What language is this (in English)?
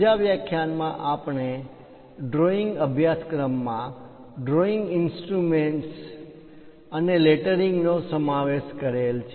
Gujarati